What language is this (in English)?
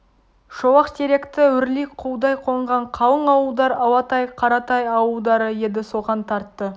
Kazakh